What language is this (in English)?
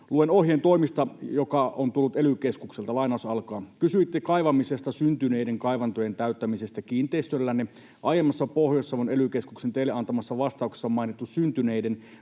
Finnish